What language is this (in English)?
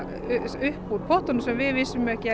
Icelandic